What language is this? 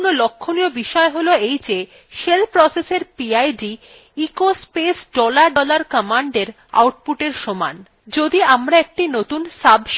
Bangla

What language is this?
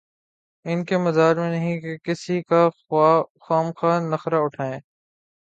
Urdu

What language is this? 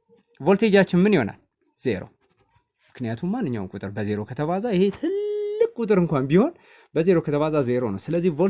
Turkish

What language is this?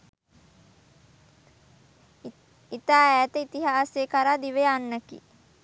Sinhala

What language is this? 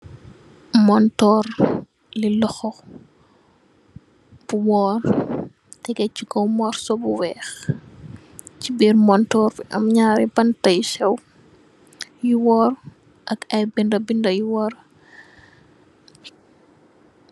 Wolof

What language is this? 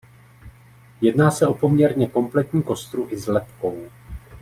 Czech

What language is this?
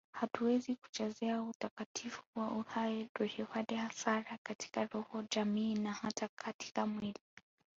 Swahili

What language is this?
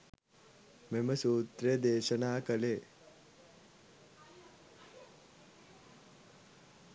Sinhala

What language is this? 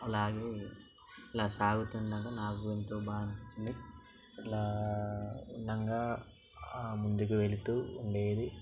Telugu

